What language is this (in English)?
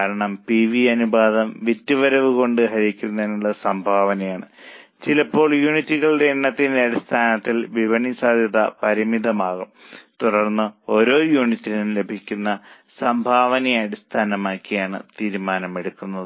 Malayalam